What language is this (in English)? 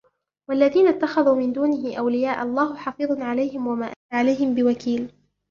Arabic